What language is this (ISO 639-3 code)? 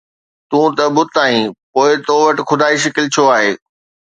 snd